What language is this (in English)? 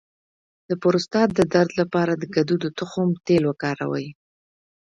Pashto